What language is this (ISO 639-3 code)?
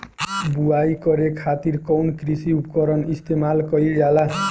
bho